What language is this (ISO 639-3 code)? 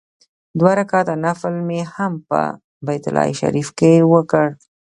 pus